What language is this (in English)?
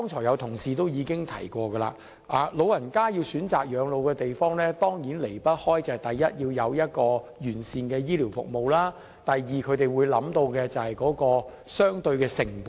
Cantonese